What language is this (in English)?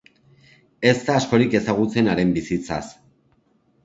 Basque